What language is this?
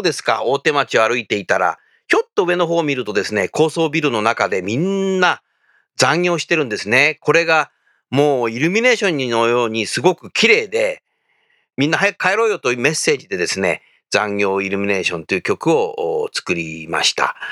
Japanese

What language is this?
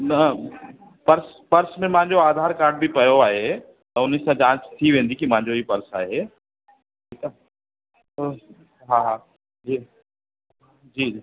Sindhi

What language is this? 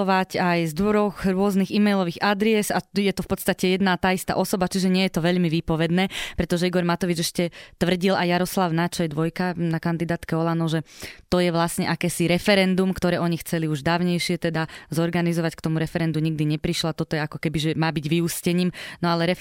Slovak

